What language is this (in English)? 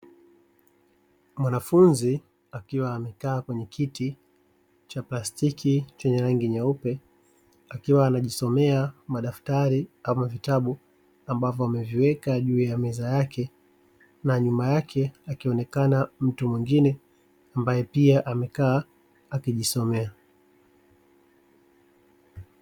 Swahili